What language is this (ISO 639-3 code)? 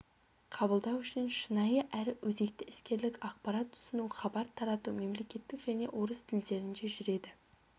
kaz